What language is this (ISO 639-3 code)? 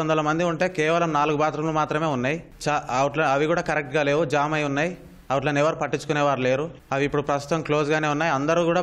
tel